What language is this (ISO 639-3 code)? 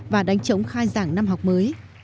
vie